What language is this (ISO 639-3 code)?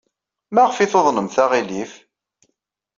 kab